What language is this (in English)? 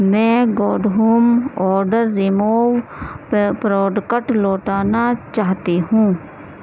Urdu